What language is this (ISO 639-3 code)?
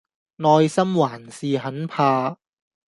yue